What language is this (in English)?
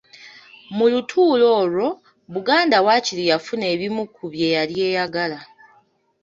Ganda